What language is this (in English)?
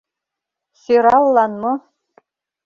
Mari